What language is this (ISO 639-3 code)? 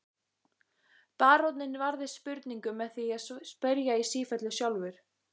isl